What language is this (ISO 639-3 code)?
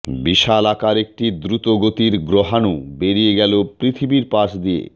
ben